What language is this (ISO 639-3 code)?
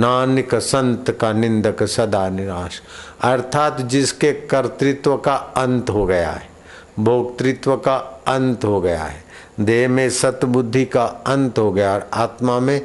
hin